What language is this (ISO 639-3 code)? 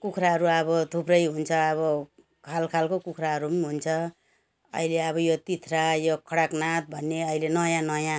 nep